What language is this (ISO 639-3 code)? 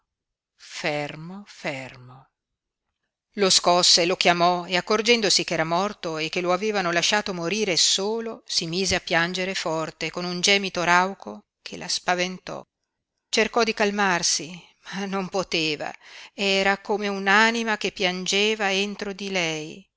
ita